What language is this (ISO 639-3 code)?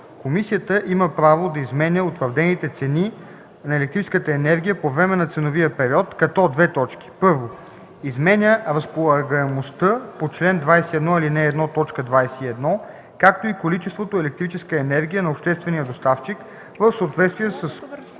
bul